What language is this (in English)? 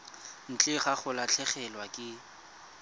Tswana